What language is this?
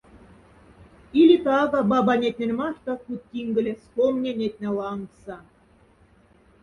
Moksha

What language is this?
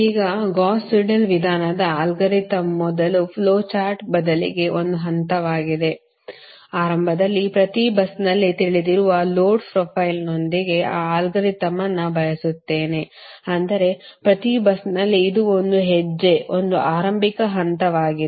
Kannada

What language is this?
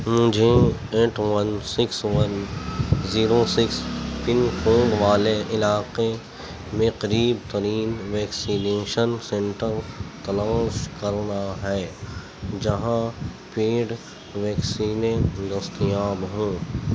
Urdu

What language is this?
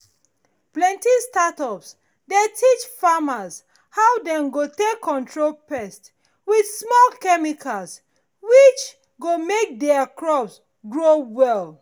Nigerian Pidgin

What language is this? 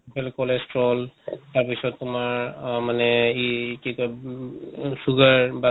Assamese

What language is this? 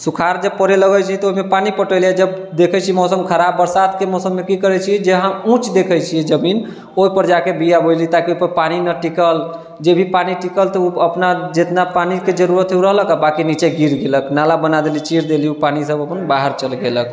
Maithili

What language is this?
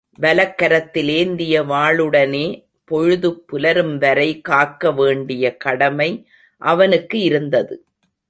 Tamil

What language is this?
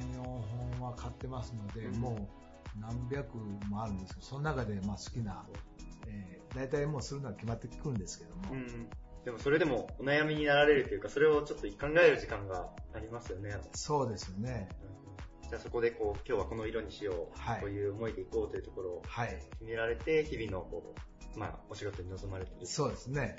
Japanese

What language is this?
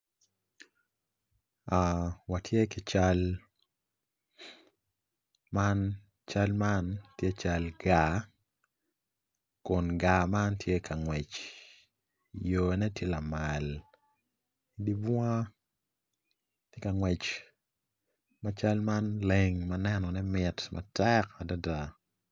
Acoli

